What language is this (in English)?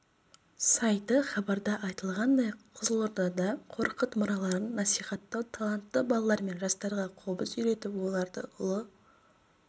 Kazakh